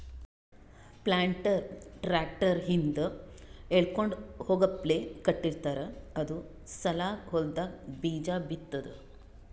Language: Kannada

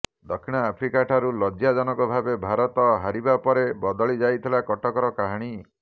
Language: Odia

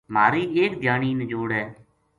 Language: Gujari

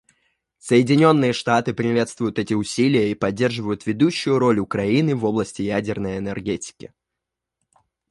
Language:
Russian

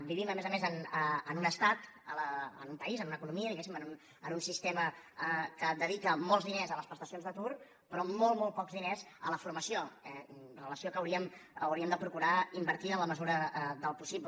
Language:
Catalan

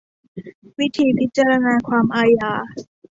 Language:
Thai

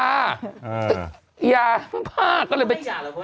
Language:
Thai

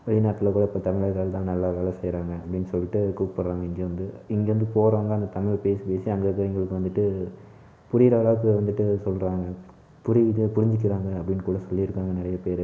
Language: Tamil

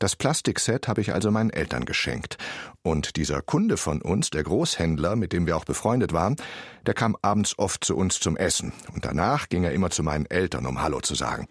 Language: German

